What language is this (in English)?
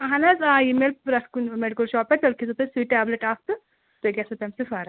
Kashmiri